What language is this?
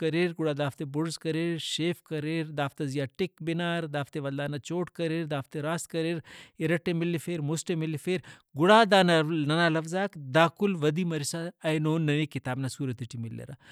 Brahui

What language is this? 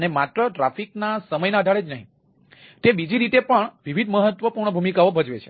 Gujarati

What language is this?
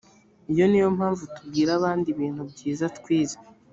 Kinyarwanda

